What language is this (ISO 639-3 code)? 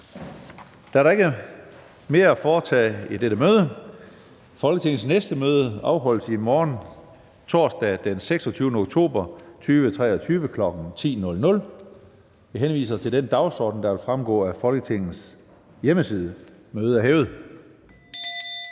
dan